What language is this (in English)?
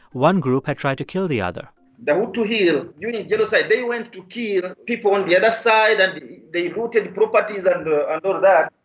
English